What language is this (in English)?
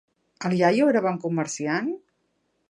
Catalan